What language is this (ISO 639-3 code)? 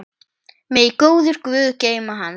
isl